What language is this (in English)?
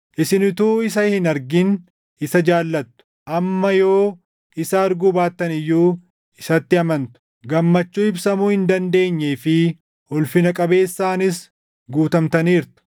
Oromo